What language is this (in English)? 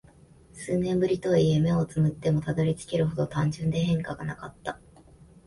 Japanese